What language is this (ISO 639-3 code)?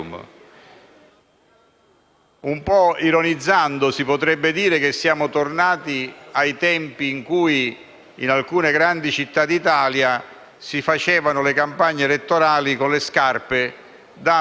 ita